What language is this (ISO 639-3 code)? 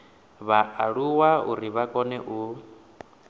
ven